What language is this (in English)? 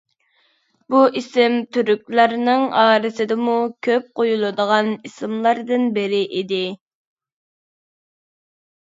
Uyghur